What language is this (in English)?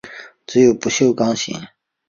Chinese